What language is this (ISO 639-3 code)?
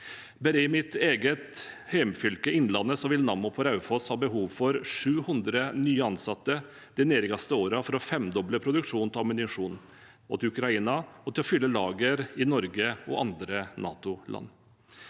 nor